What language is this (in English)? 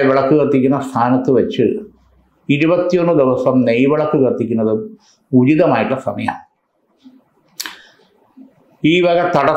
Malayalam